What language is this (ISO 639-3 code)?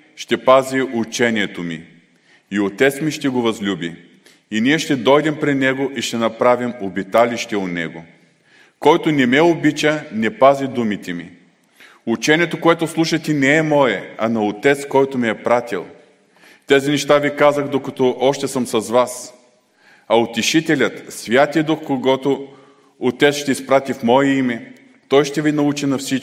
bul